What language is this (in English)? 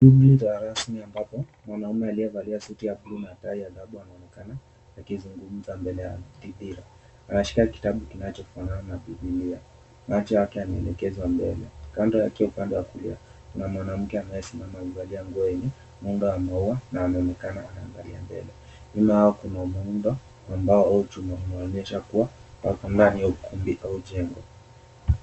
Swahili